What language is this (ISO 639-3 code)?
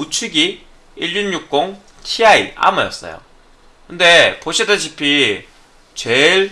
kor